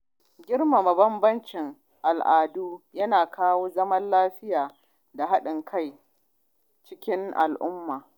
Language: Hausa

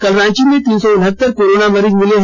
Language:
Hindi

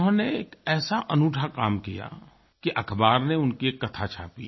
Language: Hindi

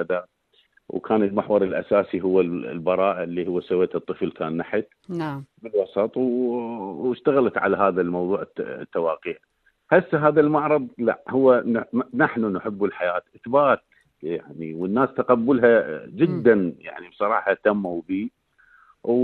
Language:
Arabic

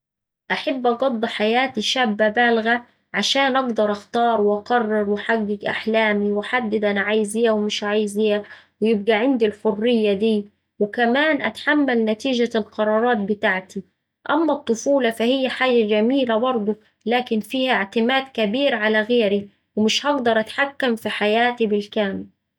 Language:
Saidi Arabic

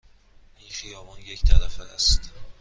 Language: Persian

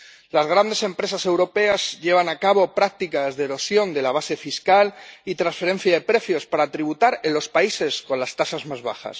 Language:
Spanish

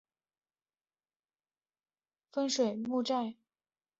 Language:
Chinese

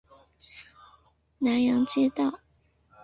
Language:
Chinese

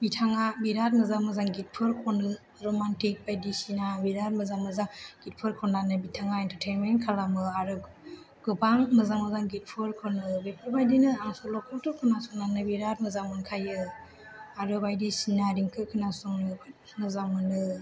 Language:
Bodo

